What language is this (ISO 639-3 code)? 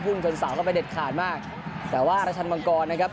tha